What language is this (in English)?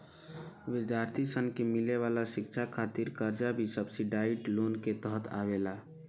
Bhojpuri